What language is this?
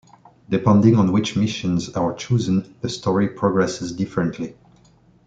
English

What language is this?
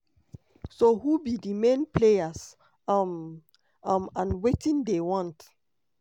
Nigerian Pidgin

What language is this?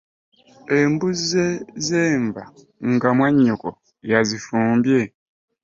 Ganda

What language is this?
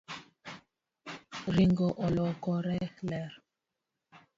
Luo (Kenya and Tanzania)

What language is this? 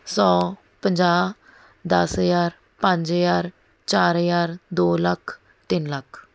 Punjabi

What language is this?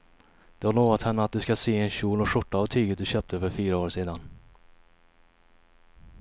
Swedish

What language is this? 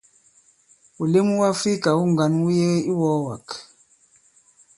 Bankon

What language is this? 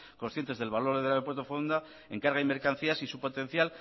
Spanish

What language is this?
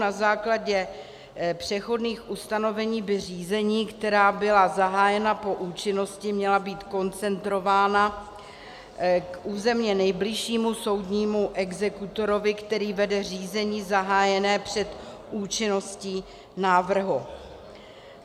Czech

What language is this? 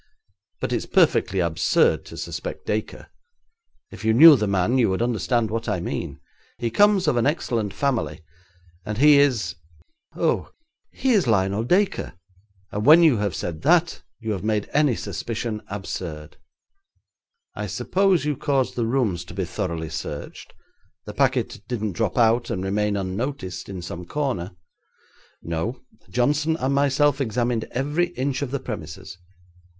English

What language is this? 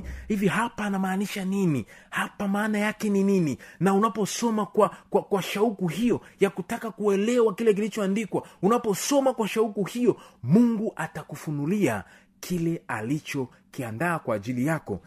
Swahili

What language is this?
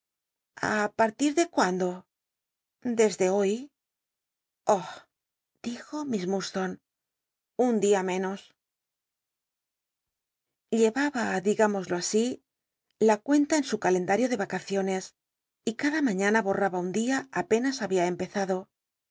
Spanish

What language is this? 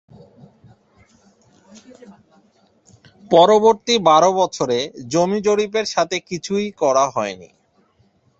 Bangla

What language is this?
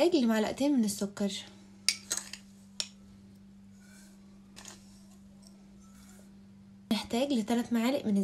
Arabic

